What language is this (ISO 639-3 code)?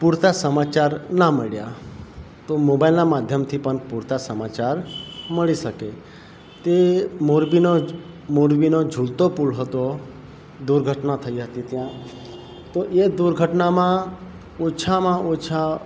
guj